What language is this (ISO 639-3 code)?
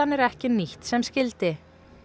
isl